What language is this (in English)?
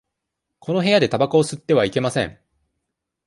Japanese